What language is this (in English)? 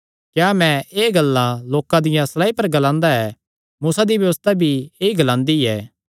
Kangri